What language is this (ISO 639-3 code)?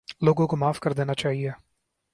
urd